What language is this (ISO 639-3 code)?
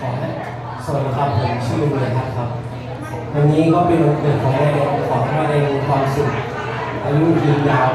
tha